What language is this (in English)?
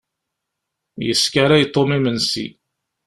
Kabyle